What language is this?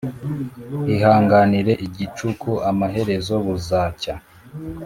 Kinyarwanda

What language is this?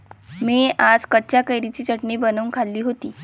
Marathi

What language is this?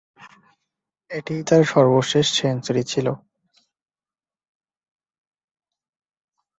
Bangla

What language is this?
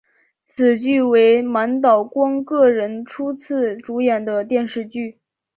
Chinese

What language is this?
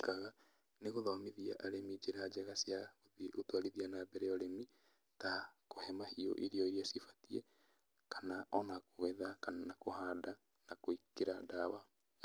Kikuyu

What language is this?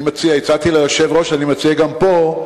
Hebrew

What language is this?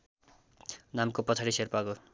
Nepali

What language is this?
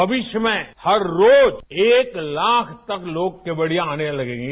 Hindi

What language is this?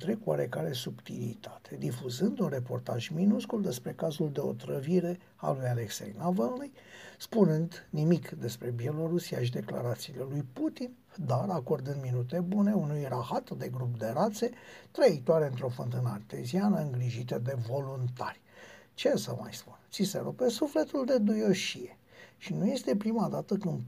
Romanian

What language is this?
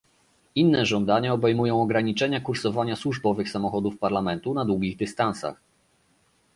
Polish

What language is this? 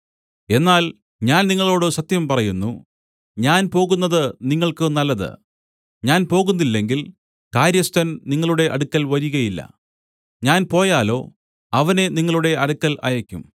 Malayalam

